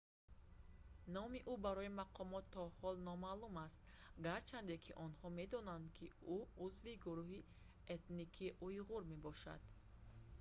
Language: Tajik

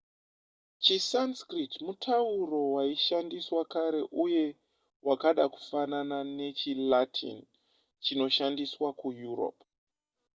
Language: Shona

